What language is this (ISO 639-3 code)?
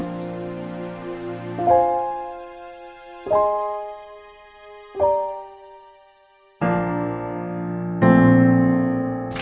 tha